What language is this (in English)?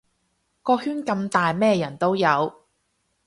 Cantonese